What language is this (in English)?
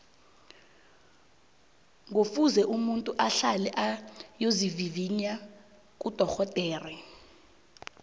South Ndebele